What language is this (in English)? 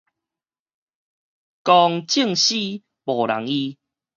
Min Nan Chinese